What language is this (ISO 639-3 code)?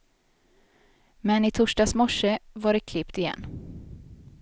swe